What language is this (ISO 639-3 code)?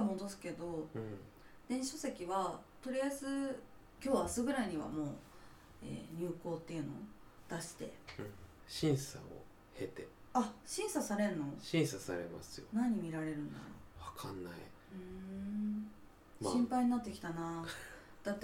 jpn